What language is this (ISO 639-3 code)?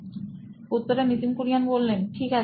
ben